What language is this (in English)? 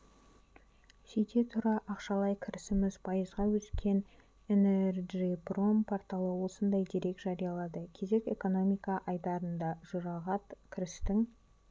Kazakh